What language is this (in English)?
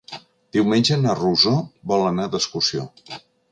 Catalan